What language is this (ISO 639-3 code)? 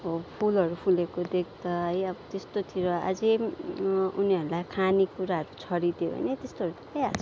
nep